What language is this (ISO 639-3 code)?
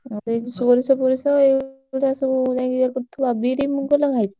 ori